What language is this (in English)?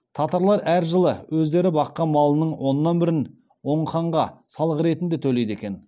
Kazakh